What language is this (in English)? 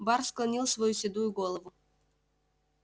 Russian